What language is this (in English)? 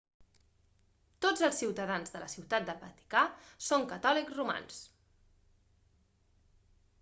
Catalan